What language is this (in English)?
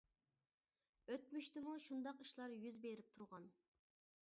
Uyghur